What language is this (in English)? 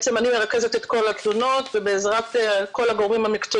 Hebrew